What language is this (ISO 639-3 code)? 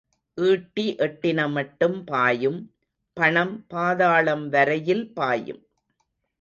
tam